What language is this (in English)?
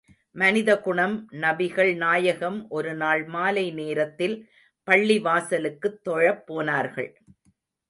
Tamil